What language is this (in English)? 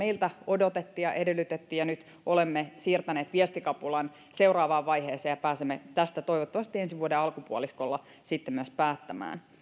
Finnish